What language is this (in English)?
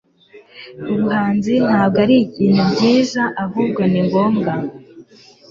Kinyarwanda